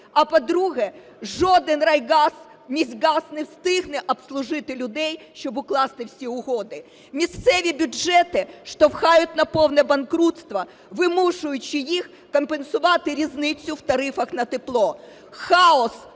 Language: Ukrainian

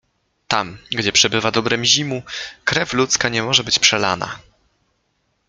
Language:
Polish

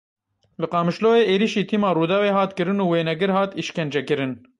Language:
Kurdish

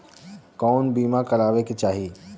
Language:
Bhojpuri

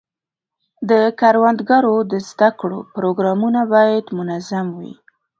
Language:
Pashto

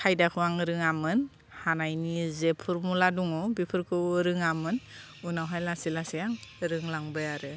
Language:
Bodo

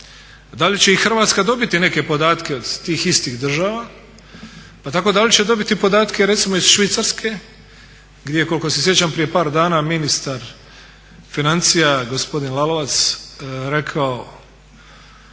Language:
Croatian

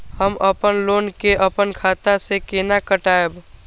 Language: Maithili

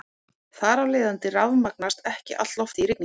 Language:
Icelandic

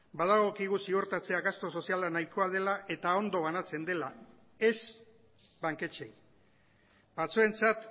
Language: Basque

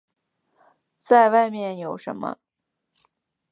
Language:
Chinese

